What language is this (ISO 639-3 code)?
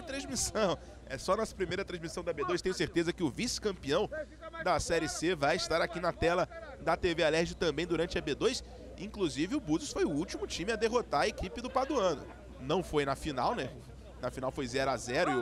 por